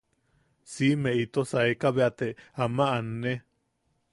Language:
Yaqui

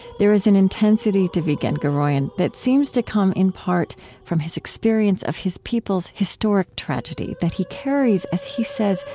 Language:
English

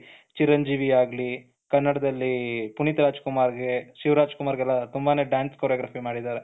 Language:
Kannada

